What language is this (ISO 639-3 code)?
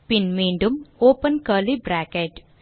tam